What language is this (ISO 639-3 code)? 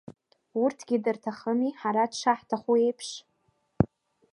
abk